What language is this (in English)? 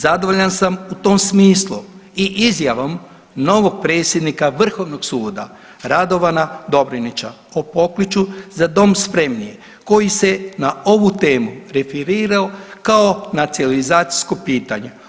Croatian